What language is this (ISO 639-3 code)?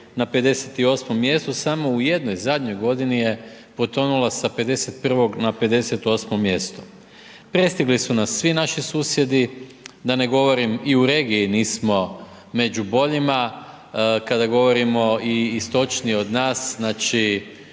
hrv